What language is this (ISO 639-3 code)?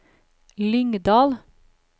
nor